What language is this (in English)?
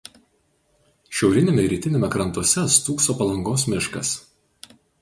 Lithuanian